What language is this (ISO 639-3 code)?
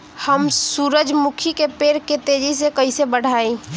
bho